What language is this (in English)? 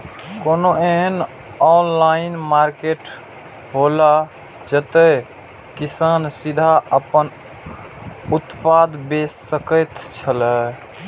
Maithili